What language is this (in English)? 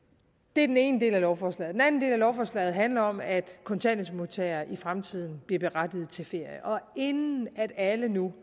Danish